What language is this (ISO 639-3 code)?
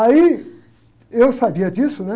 por